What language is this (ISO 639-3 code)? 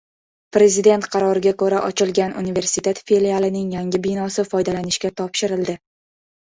uzb